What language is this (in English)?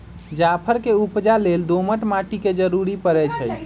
Magahi